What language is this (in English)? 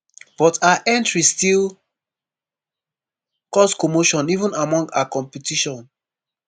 Nigerian Pidgin